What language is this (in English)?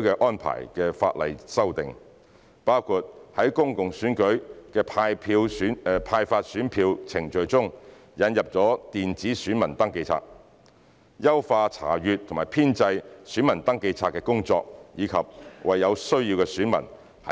Cantonese